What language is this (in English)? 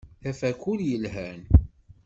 Kabyle